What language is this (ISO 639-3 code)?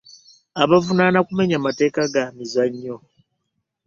lug